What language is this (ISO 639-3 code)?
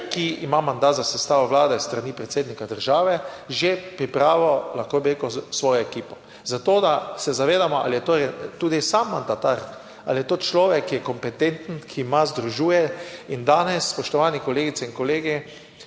slv